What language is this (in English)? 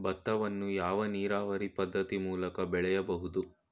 Kannada